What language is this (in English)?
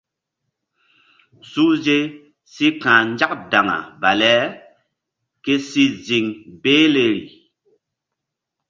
Mbum